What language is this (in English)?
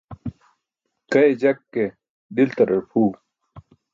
Burushaski